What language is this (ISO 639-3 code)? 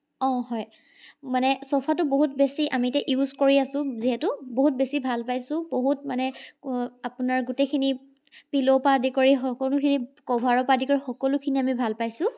asm